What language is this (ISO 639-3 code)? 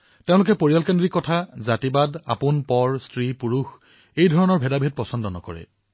asm